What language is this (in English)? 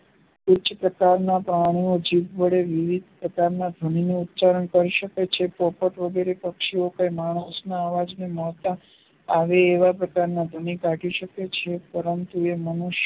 Gujarati